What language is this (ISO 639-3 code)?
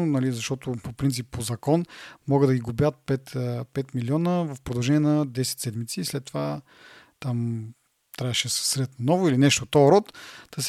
bul